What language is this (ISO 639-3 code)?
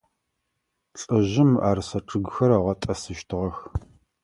ady